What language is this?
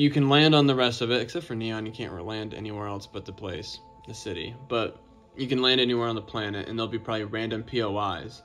English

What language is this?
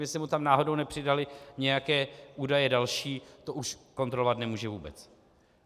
Czech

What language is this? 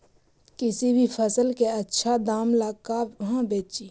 Magahi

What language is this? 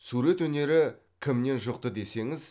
Kazakh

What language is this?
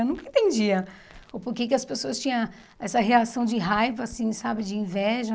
Portuguese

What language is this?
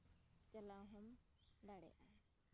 Santali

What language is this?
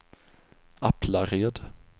Swedish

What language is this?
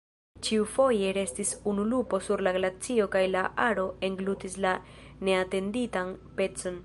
Esperanto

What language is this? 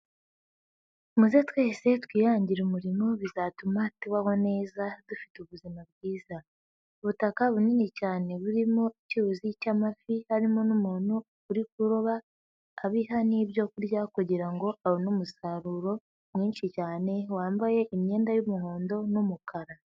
Kinyarwanda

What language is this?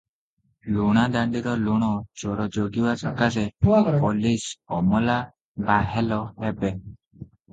Odia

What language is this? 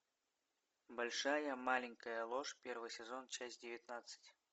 Russian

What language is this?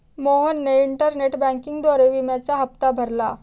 Marathi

